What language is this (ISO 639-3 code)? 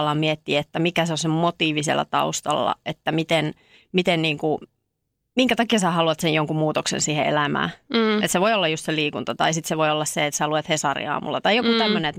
fin